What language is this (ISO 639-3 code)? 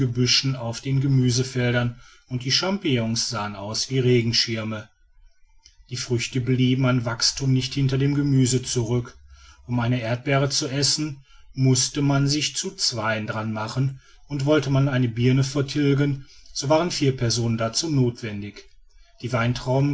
deu